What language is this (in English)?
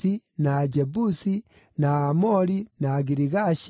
Kikuyu